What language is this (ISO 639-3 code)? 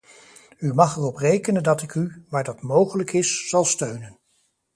nld